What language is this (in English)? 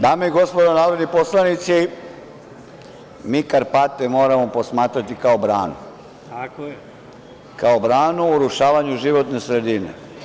Serbian